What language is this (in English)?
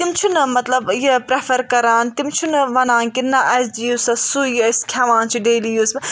Kashmiri